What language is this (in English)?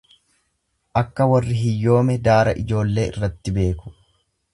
Oromo